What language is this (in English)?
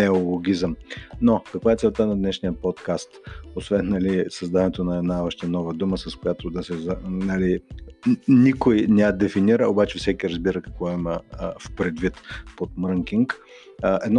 Bulgarian